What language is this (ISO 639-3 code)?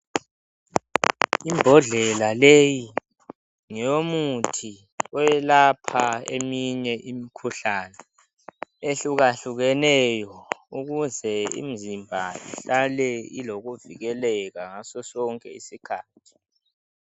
nde